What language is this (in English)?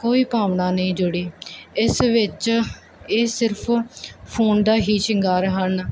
Punjabi